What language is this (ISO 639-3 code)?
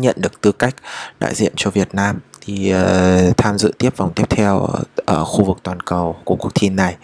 vie